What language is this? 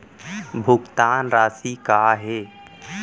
Chhattisgarhi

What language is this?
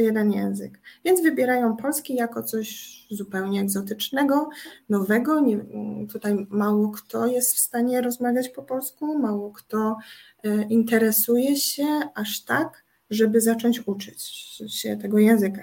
Polish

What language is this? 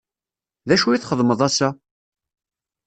Kabyle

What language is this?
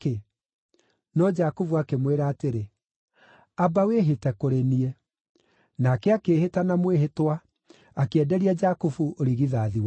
Kikuyu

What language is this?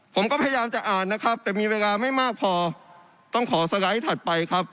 Thai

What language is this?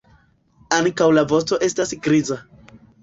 Esperanto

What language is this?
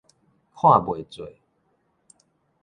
Min Nan Chinese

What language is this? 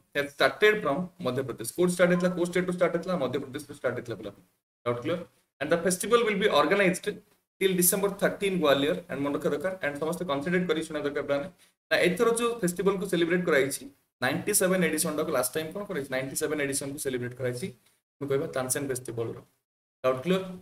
Hindi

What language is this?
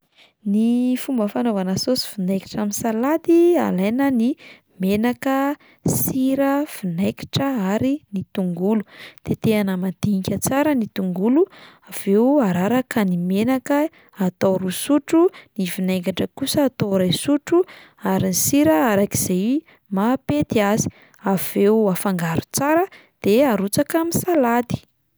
Malagasy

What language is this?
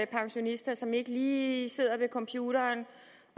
Danish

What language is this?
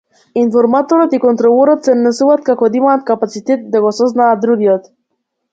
Macedonian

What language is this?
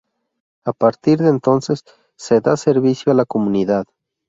Spanish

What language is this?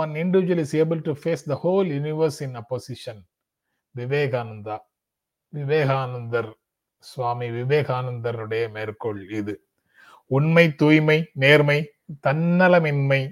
Tamil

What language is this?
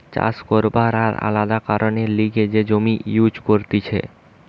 Bangla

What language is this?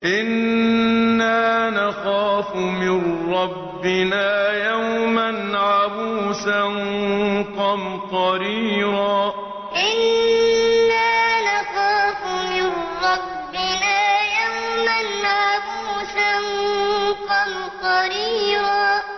Arabic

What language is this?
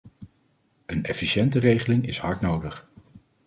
Dutch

